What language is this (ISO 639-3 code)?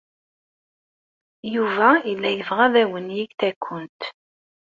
kab